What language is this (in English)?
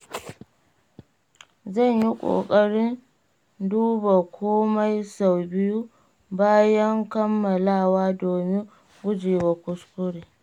Hausa